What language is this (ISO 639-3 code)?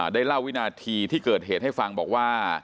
tha